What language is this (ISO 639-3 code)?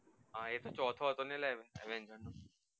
guj